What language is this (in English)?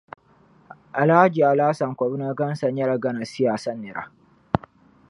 Dagbani